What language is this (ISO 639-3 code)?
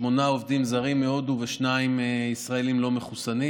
heb